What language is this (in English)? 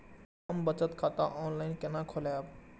Maithili